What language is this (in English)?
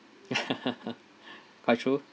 English